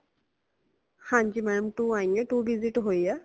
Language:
Punjabi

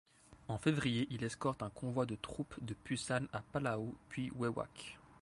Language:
French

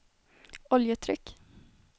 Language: Swedish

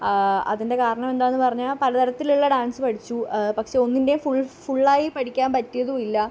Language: Malayalam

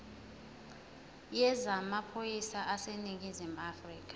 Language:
Zulu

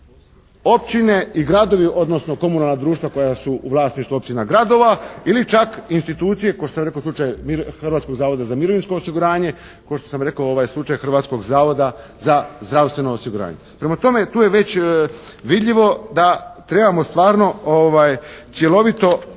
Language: Croatian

